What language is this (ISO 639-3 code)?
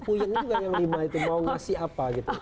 ind